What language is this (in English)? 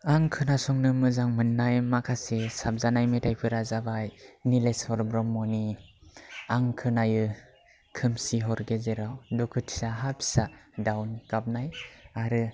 Bodo